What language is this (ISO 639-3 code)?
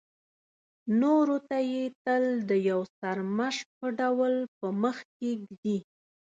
pus